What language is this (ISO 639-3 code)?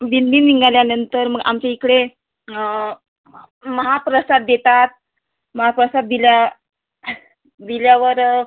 mar